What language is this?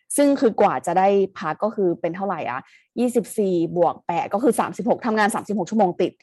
Thai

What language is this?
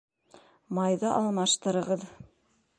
Bashkir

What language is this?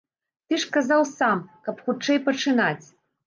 Belarusian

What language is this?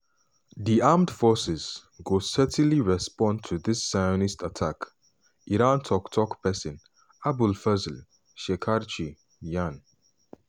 Nigerian Pidgin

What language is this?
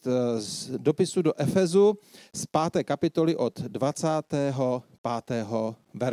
Czech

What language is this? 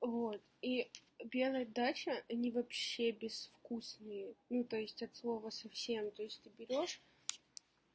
Russian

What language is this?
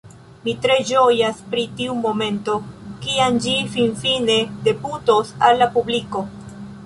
Esperanto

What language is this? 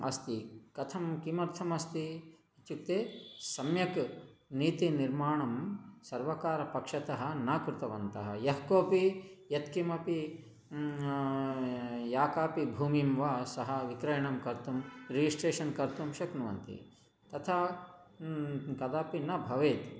Sanskrit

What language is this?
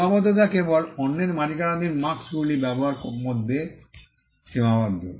Bangla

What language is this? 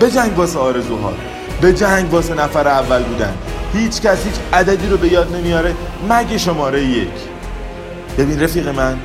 Persian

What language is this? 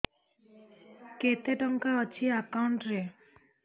Odia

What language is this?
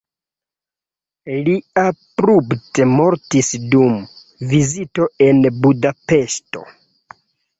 Esperanto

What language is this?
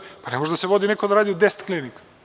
Serbian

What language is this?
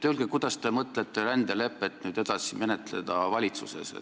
Estonian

